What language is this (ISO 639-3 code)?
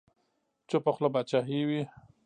pus